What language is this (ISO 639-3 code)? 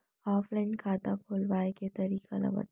hne